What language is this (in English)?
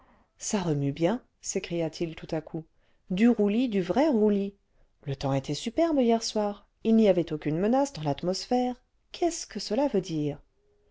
French